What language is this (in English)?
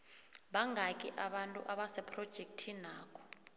South Ndebele